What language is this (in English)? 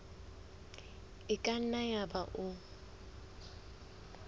Southern Sotho